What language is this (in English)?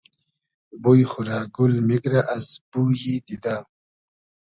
Hazaragi